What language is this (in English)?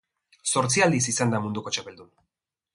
Basque